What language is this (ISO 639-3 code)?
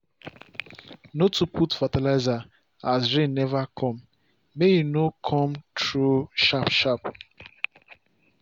pcm